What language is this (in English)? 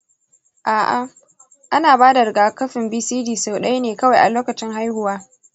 Hausa